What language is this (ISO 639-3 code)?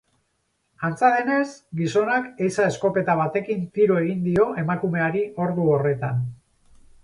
eus